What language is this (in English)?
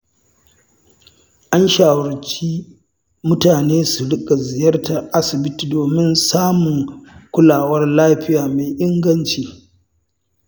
Hausa